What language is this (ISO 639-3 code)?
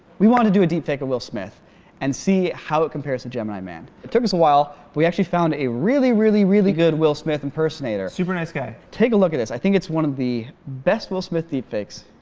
eng